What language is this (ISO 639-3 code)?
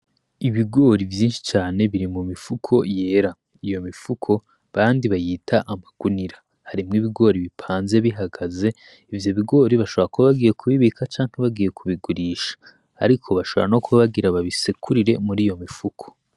run